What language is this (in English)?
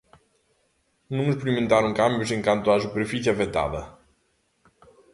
Galician